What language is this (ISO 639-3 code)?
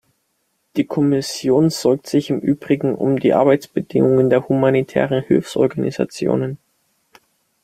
deu